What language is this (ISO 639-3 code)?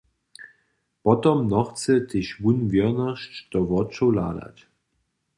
hsb